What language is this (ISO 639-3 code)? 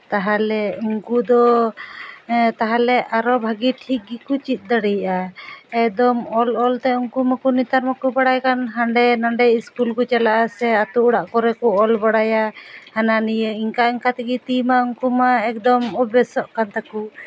sat